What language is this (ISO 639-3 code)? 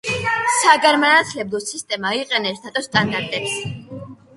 kat